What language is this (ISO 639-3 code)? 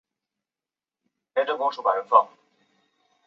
zho